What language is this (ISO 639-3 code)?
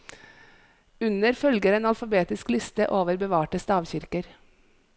nor